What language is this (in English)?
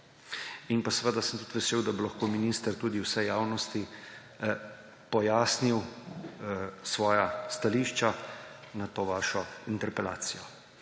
Slovenian